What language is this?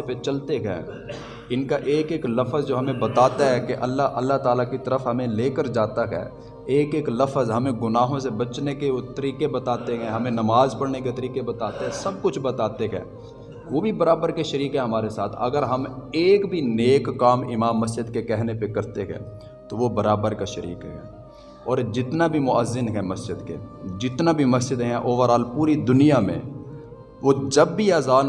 Urdu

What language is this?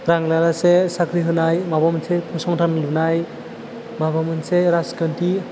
Bodo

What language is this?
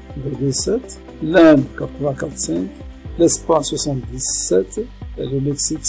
French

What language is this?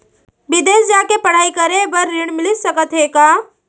Chhattisgarhi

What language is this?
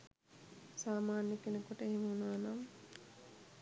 Sinhala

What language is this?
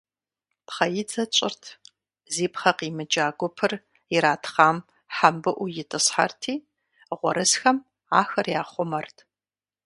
Kabardian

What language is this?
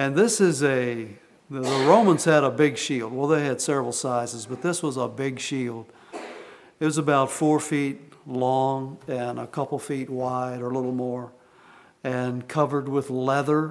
English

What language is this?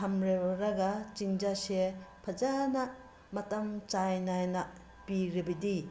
Manipuri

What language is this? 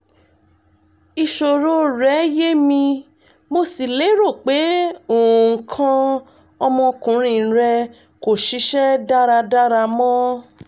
Yoruba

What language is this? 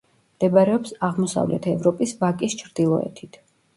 Georgian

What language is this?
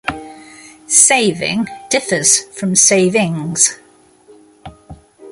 English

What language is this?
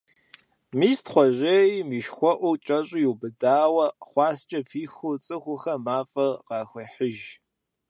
Kabardian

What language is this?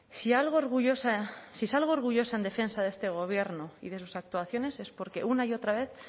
Spanish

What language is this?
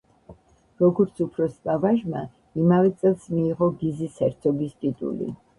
Georgian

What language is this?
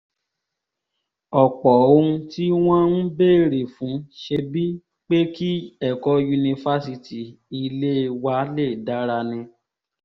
Yoruba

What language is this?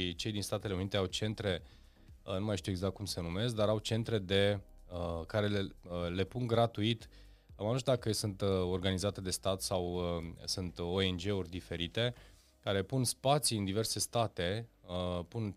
Romanian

